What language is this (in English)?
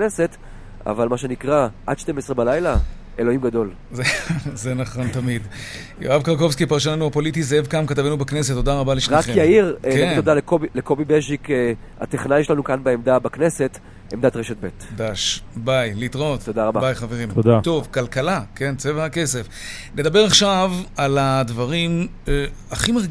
Hebrew